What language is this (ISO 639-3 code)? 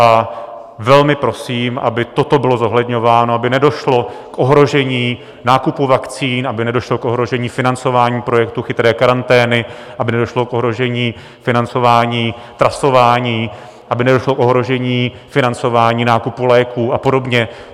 ces